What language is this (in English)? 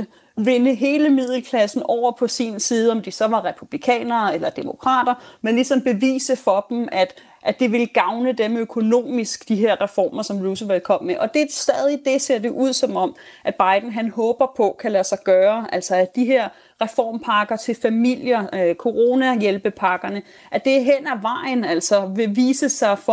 Danish